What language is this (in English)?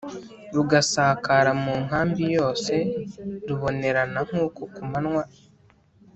Kinyarwanda